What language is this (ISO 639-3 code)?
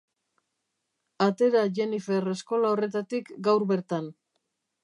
eus